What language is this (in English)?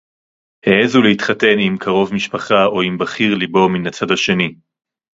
Hebrew